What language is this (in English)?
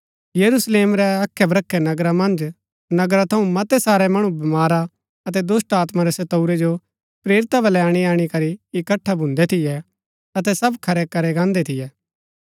Gaddi